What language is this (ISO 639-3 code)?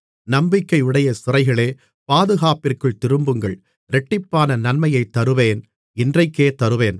tam